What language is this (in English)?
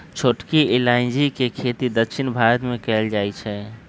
Magahi